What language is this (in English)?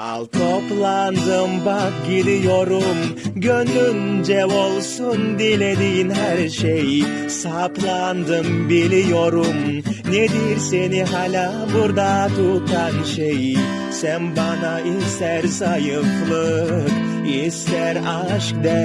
Turkish